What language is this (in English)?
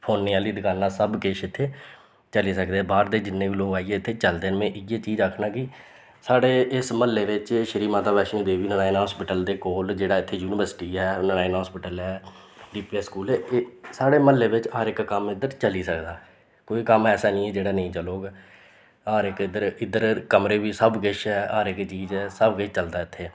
Dogri